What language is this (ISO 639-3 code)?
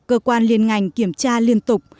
vie